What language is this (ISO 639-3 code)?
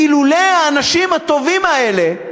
heb